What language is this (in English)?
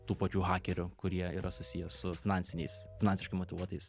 Lithuanian